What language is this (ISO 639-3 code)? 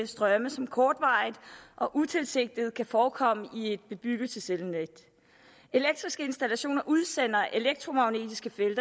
dan